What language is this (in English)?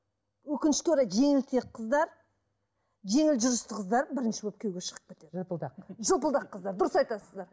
Kazakh